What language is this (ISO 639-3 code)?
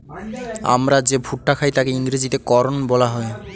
ben